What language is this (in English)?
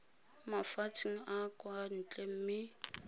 Tswana